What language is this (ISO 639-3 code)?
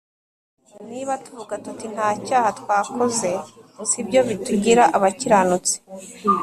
kin